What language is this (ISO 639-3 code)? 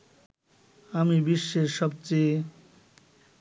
ben